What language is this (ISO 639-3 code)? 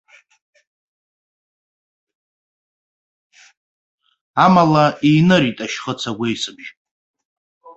abk